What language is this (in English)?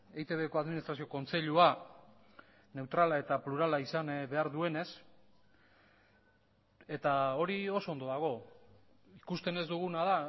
Basque